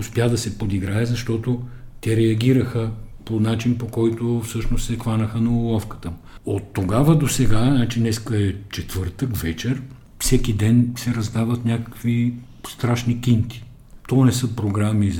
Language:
Bulgarian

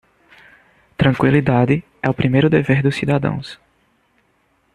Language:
Portuguese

